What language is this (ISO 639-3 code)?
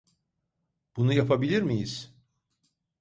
tur